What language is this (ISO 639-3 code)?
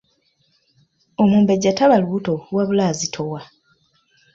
lug